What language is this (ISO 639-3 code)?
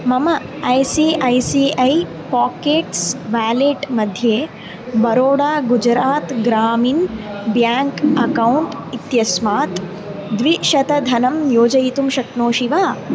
san